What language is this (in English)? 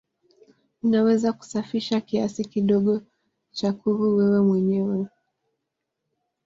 Swahili